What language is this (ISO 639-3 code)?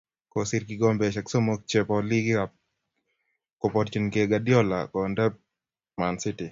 kln